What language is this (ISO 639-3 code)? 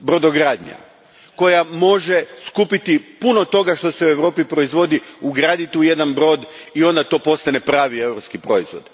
hrv